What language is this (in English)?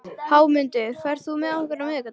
Icelandic